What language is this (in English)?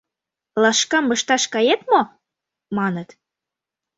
Mari